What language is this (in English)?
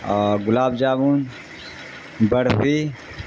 Urdu